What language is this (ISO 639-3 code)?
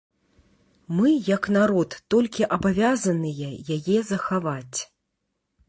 bel